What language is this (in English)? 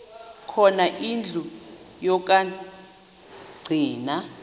Xhosa